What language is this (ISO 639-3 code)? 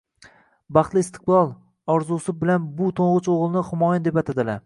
uzb